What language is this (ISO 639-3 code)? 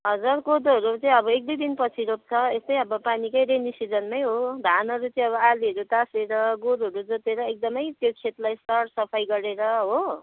nep